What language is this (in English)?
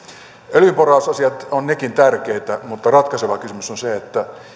Finnish